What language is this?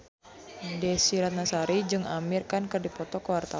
Sundanese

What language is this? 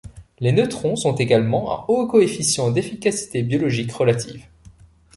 French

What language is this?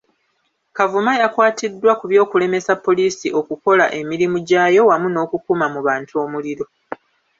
Ganda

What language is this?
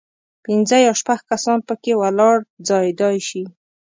Pashto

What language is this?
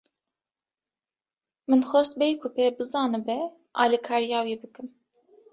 Kurdish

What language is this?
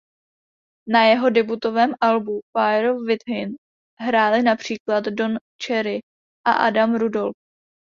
Czech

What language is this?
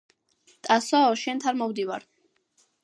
Georgian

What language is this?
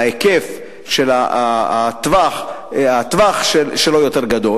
Hebrew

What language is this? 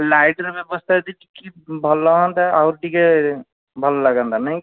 Odia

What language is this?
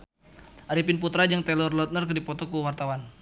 Sundanese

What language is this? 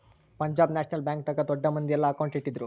Kannada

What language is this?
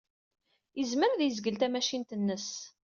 Kabyle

